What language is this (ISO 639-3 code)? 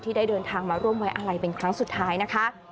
tha